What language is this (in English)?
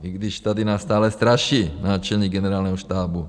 Czech